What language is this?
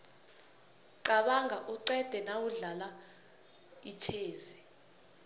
South Ndebele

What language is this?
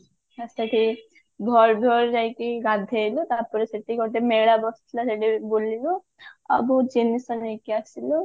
Odia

